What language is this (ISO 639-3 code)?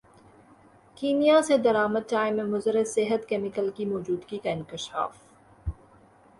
urd